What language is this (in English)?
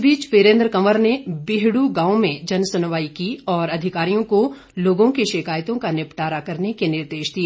Hindi